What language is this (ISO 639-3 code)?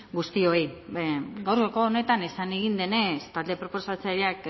eus